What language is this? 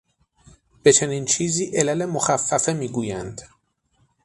Persian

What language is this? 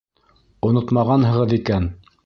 Bashkir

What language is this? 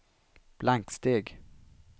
Swedish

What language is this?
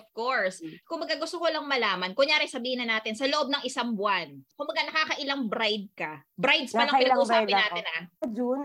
Filipino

